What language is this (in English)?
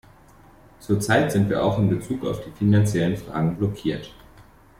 German